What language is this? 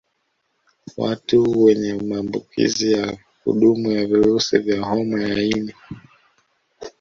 Swahili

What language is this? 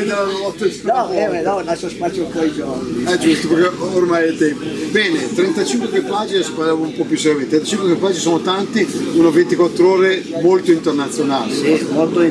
Italian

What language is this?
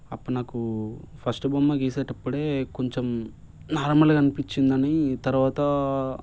Telugu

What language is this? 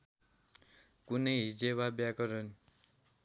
Nepali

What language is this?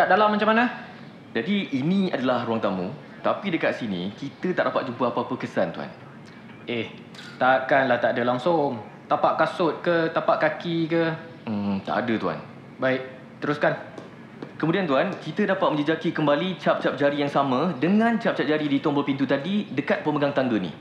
Malay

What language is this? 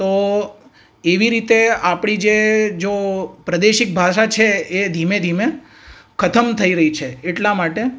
Gujarati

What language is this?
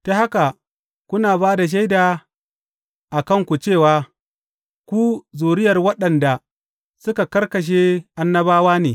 Hausa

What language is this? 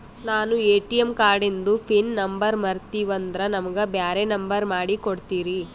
Kannada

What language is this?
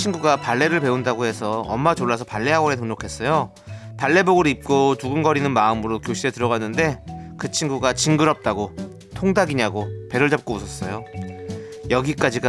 Korean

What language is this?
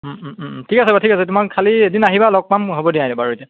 Assamese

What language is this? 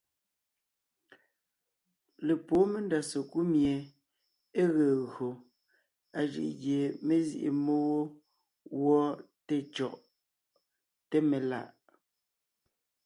Ngiemboon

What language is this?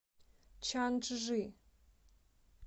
Russian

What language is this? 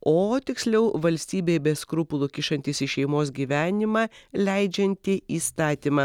Lithuanian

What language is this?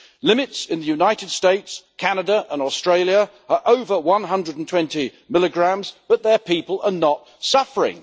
English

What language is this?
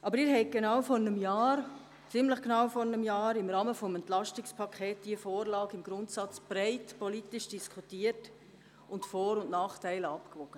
Swiss German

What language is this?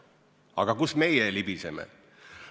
Estonian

